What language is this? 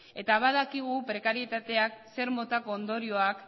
Basque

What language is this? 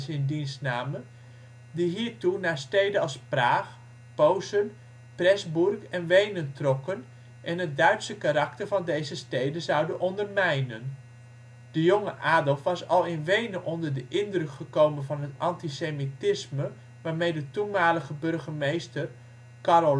Dutch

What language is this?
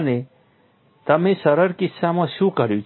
Gujarati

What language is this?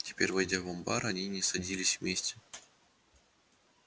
Russian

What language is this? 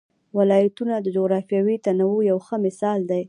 Pashto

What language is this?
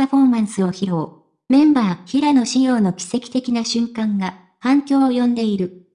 Japanese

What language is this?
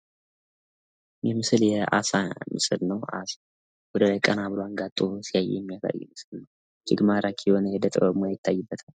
Amharic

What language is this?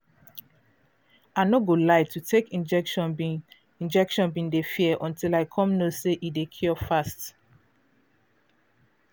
Nigerian Pidgin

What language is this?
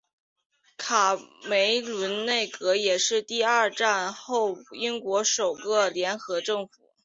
Chinese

